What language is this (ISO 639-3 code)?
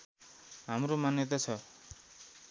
nep